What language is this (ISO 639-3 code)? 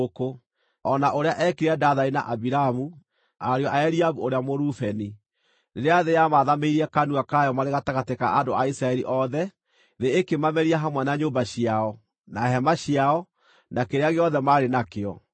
kik